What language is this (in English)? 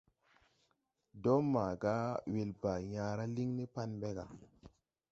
Tupuri